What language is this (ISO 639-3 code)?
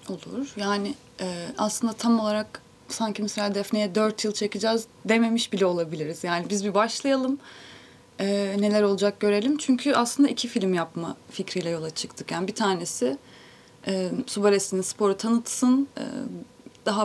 tur